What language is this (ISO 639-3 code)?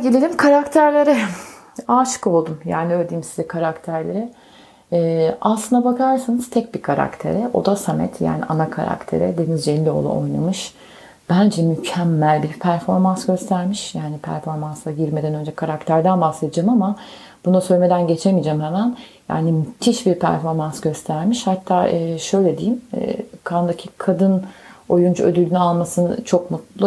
tur